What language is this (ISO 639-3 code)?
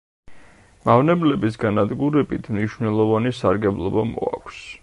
kat